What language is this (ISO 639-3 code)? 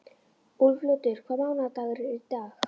isl